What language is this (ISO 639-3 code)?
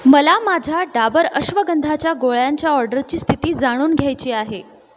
mar